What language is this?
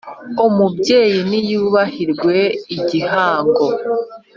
Kinyarwanda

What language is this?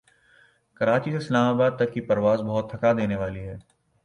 Urdu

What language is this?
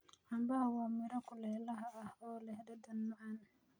Somali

